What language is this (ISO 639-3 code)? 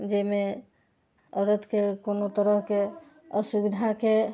mai